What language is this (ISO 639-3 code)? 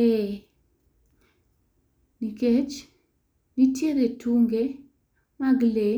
luo